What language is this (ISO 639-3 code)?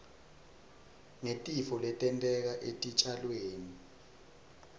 ssw